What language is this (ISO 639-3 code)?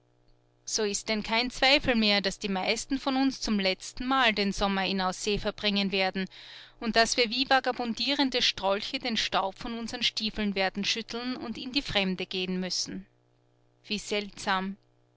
deu